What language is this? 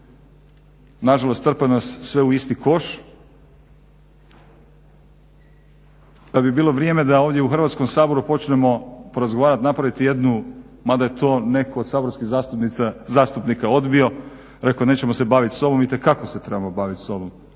Croatian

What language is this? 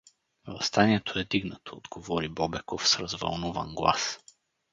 Bulgarian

